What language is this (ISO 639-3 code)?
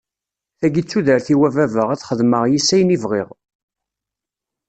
kab